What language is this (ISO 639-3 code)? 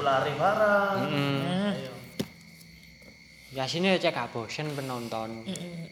ind